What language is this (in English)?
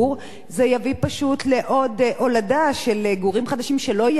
Hebrew